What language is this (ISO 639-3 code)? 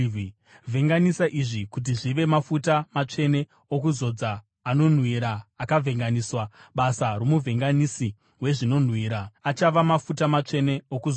sna